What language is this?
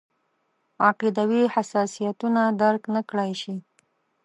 Pashto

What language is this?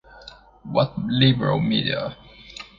English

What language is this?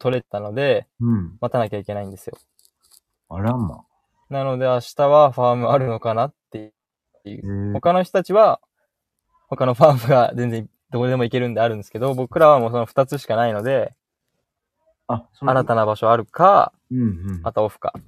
Japanese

